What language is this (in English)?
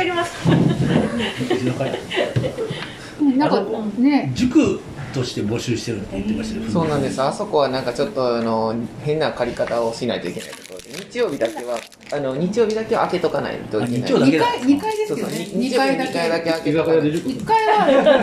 Japanese